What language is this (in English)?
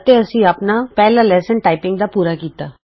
Punjabi